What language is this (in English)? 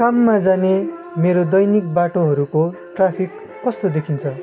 Nepali